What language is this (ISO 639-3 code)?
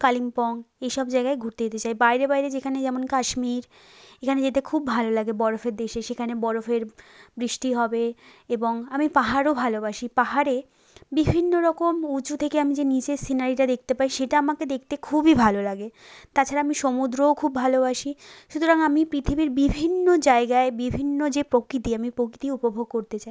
ben